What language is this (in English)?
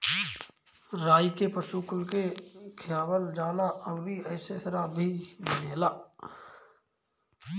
Bhojpuri